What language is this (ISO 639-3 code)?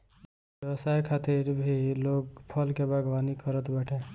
bho